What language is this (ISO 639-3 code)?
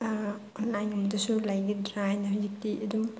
mni